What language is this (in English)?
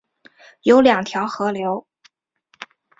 Chinese